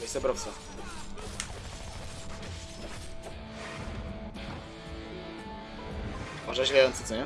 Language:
Polish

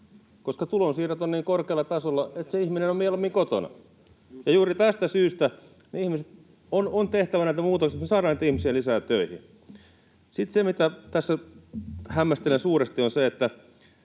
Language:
Finnish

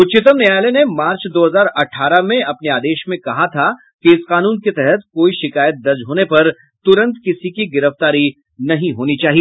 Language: Hindi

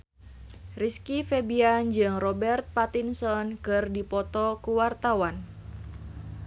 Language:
Sundanese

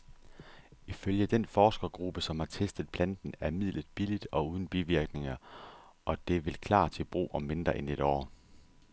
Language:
Danish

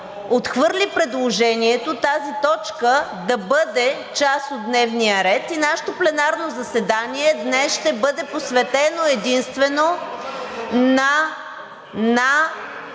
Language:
Bulgarian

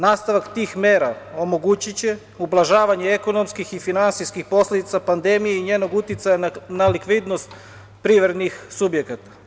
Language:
Serbian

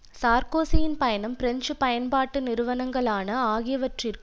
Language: Tamil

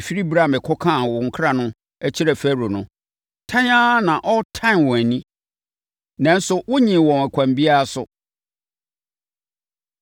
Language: Akan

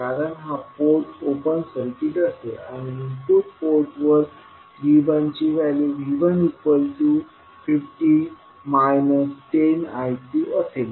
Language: Marathi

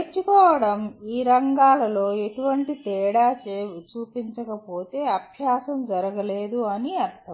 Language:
Telugu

